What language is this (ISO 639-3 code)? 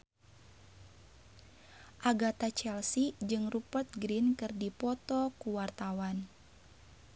sun